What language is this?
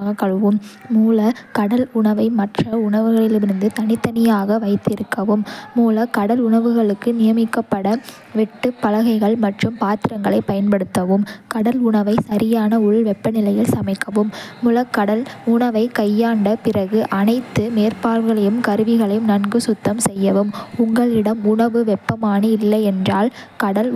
Kota (India)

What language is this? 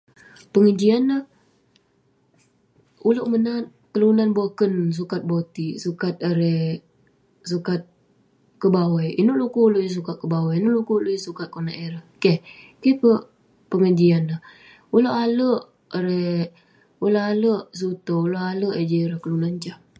Western Penan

